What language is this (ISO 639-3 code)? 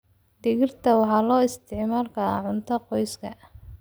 som